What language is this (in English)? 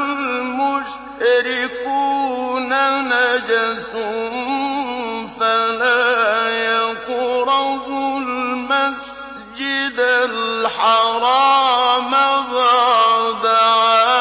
Arabic